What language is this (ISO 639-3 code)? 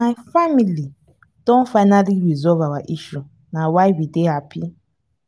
pcm